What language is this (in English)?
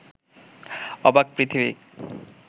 Bangla